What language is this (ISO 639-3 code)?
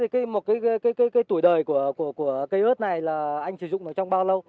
vie